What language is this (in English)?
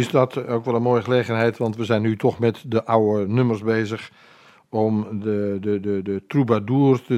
Dutch